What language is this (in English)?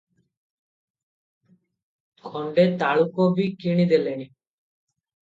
Odia